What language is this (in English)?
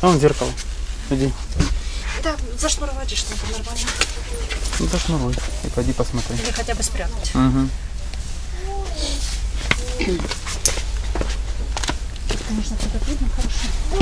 Russian